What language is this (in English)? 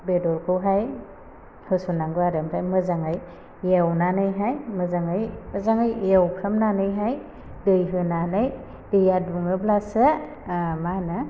Bodo